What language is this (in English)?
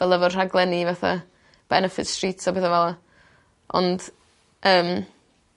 Welsh